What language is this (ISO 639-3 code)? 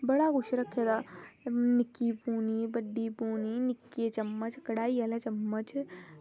doi